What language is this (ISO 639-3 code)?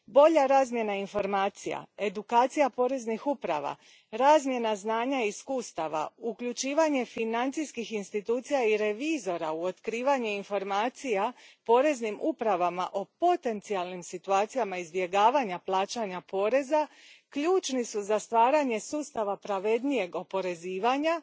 hrv